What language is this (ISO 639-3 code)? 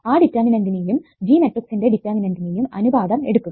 mal